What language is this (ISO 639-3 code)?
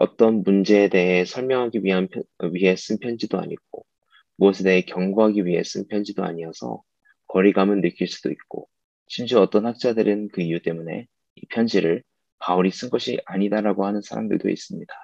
kor